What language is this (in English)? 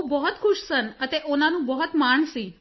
Punjabi